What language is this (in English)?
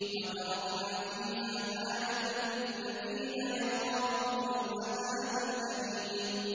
Arabic